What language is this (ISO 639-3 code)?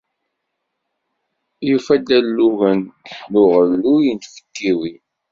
kab